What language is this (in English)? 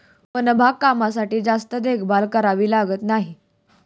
Marathi